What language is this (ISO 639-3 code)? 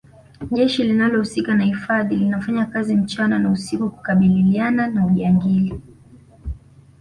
swa